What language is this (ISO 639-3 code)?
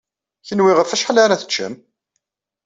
kab